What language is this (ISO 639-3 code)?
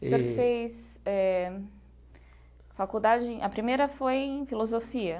por